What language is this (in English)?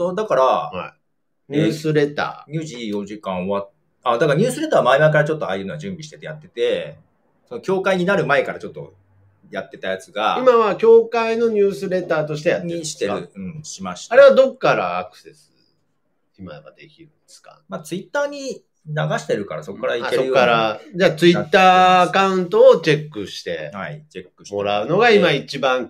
Japanese